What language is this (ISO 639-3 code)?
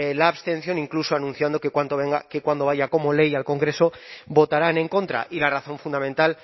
spa